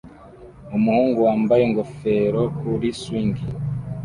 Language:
Kinyarwanda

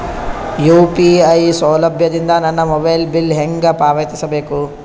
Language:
Kannada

